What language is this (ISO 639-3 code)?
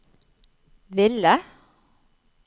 nor